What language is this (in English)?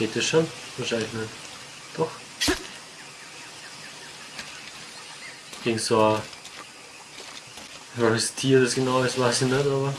German